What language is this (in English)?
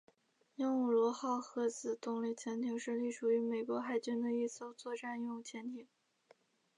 Chinese